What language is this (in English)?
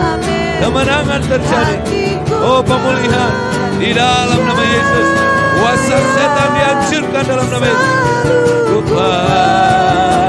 Indonesian